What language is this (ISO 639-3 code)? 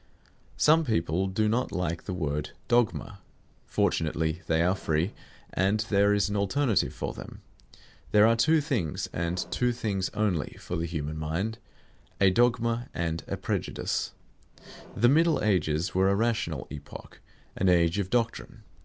eng